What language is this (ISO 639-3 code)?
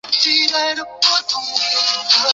zho